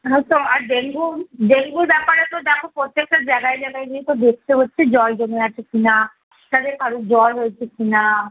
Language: Bangla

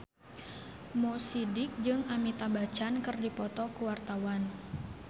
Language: Sundanese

